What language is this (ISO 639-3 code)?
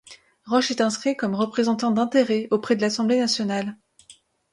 fra